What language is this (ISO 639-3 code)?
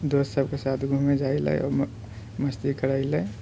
mai